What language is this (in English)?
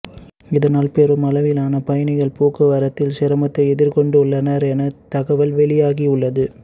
Tamil